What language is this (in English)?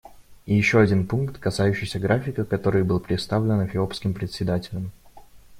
Russian